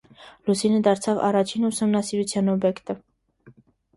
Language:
Armenian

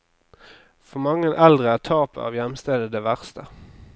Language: Norwegian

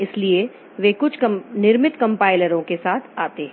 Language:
Hindi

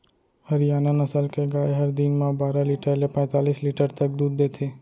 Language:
Chhattisgarhi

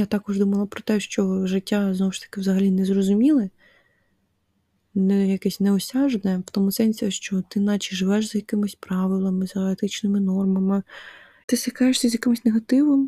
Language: Ukrainian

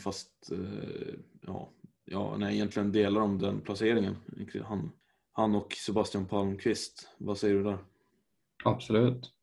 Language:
Swedish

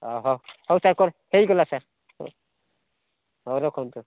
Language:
Odia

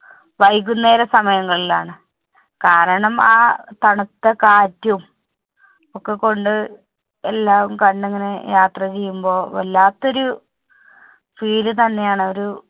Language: Malayalam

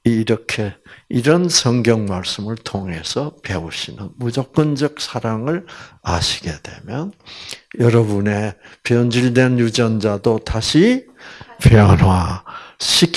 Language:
Korean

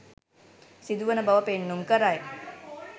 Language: Sinhala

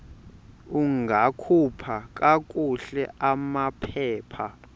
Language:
Xhosa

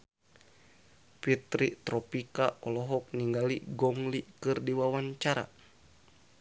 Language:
Sundanese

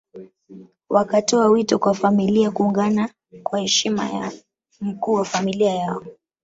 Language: Swahili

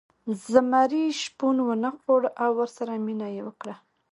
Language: Pashto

